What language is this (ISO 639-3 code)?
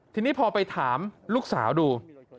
tha